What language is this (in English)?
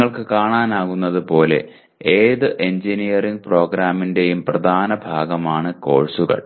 Malayalam